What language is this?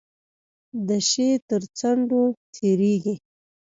Pashto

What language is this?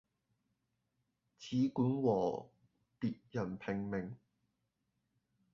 Cantonese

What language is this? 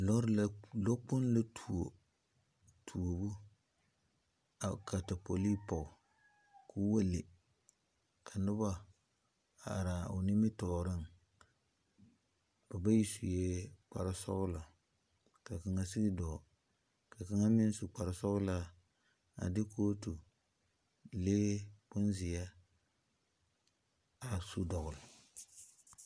Southern Dagaare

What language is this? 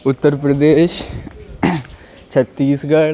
Urdu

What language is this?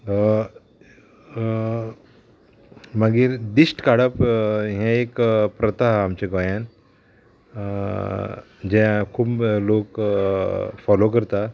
Konkani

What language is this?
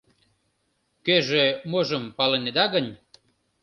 Mari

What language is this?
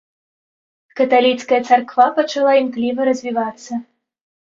Belarusian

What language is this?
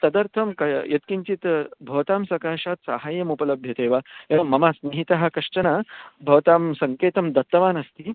Sanskrit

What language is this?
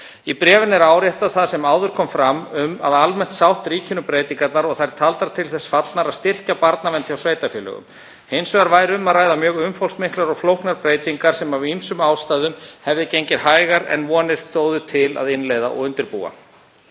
Icelandic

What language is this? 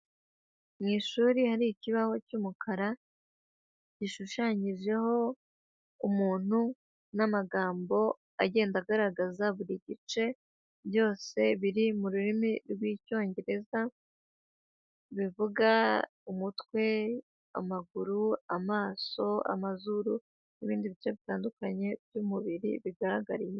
Kinyarwanda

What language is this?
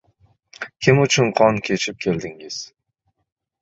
Uzbek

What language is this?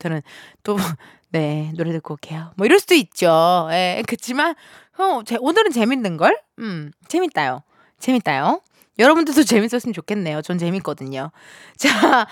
Korean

